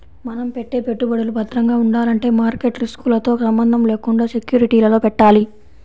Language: Telugu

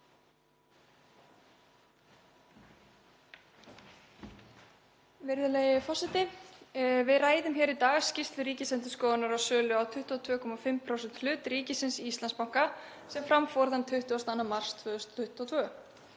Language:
Icelandic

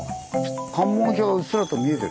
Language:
Japanese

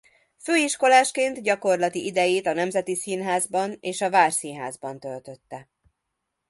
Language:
Hungarian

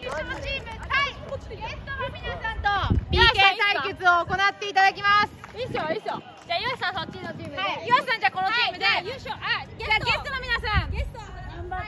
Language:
Japanese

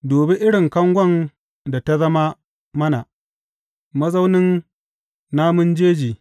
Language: Hausa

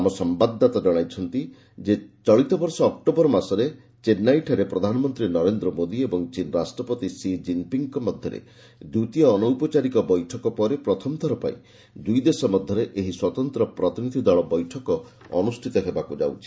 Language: Odia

